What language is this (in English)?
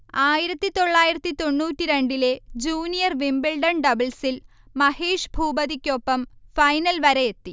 Malayalam